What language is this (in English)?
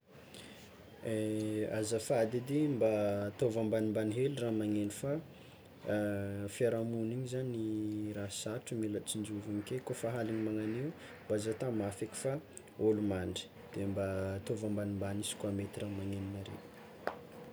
Tsimihety Malagasy